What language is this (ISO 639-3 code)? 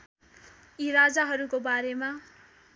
nep